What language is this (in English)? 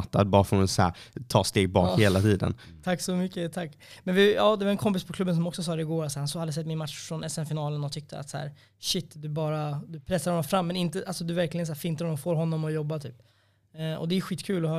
Swedish